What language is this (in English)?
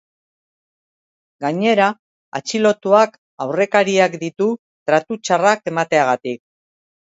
Basque